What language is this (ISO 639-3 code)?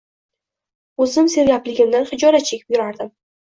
uzb